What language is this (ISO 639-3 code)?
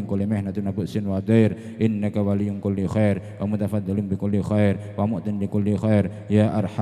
ara